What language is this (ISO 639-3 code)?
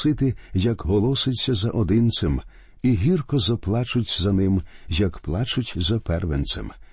ukr